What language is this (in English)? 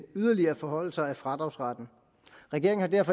Danish